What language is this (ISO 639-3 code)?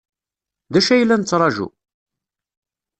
kab